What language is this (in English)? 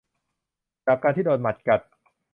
Thai